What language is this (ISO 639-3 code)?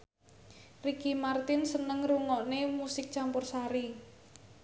jav